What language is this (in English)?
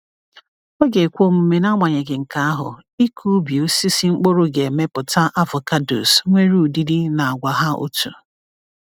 Igbo